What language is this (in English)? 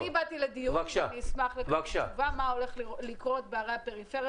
Hebrew